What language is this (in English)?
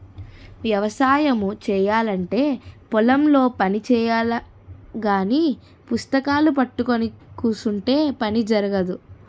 Telugu